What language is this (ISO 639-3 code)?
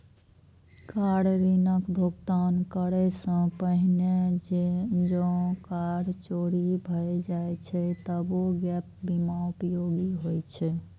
mai